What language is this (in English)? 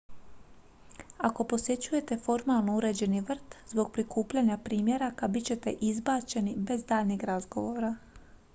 Croatian